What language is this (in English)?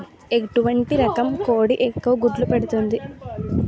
Telugu